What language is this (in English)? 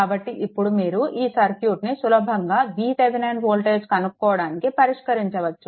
Telugu